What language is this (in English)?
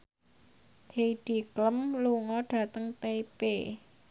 Javanese